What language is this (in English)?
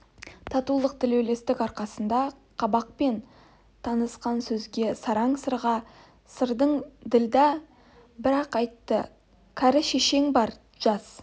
Kazakh